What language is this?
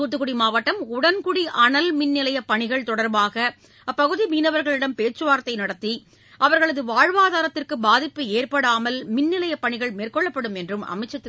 Tamil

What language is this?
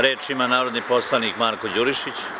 Serbian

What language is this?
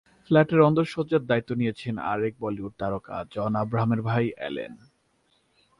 Bangla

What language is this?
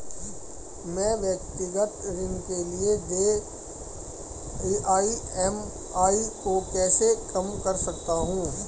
Hindi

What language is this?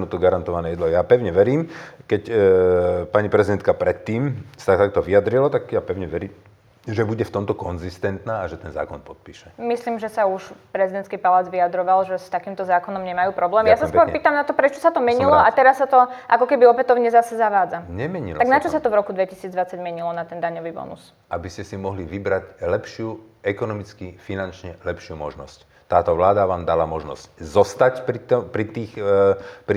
Slovak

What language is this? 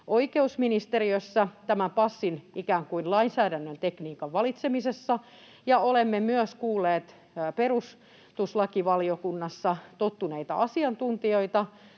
Finnish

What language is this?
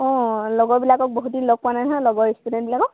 Assamese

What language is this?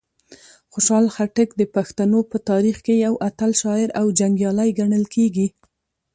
Pashto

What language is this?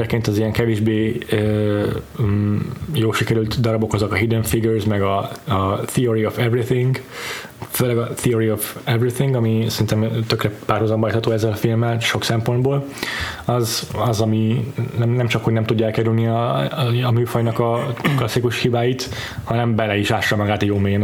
Hungarian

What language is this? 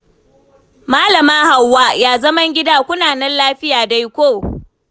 Hausa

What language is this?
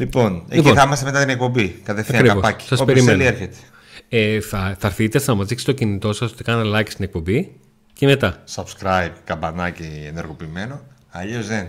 Greek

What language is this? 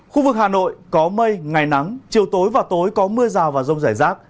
Vietnamese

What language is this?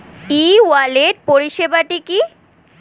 Bangla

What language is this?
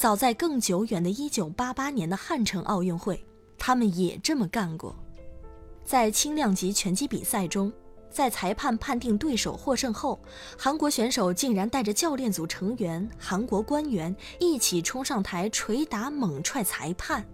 Chinese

